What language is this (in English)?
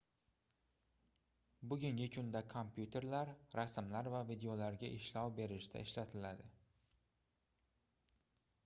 Uzbek